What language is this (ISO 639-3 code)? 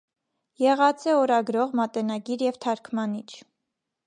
hye